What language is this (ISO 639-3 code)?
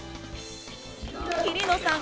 jpn